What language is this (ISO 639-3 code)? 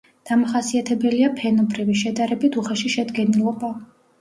kat